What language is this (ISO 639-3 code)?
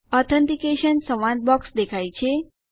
guj